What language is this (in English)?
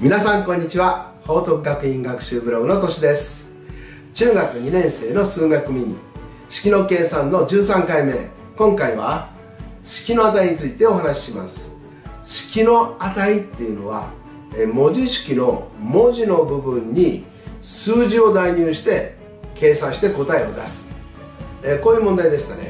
Japanese